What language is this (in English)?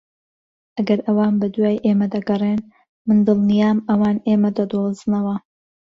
Central Kurdish